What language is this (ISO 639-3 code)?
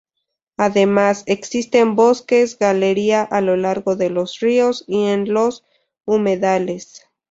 spa